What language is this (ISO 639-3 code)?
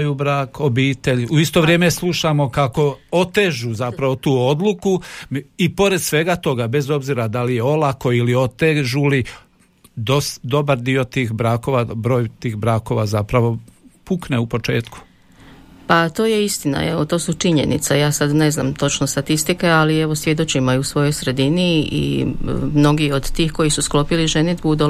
hrv